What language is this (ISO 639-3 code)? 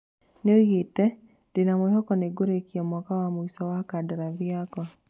kik